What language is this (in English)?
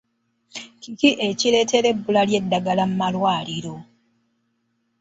Ganda